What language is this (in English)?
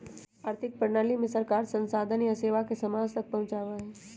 Magahi